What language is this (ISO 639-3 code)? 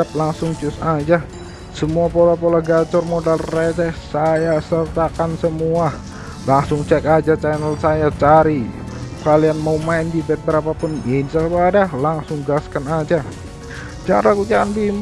ind